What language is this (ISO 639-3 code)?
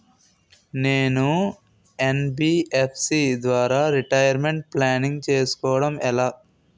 tel